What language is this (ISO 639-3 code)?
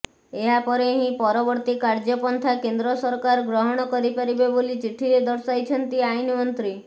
ori